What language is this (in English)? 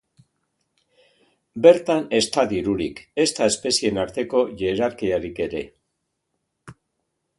Basque